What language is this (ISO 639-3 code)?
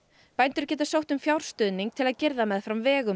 isl